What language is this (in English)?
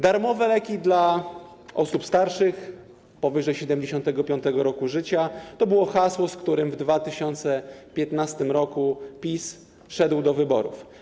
Polish